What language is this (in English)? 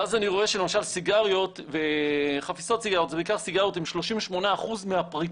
Hebrew